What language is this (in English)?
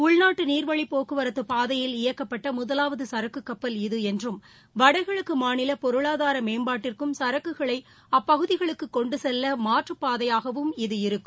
Tamil